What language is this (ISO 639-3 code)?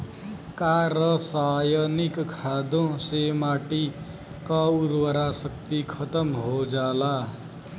bho